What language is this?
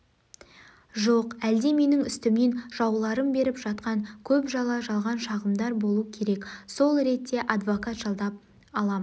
Kazakh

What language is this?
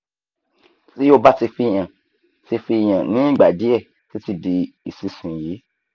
Yoruba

